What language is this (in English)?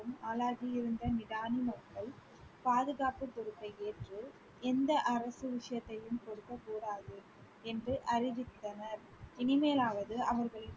Tamil